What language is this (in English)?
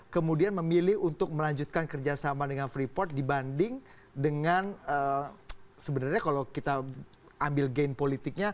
Indonesian